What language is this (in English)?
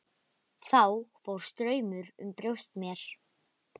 Icelandic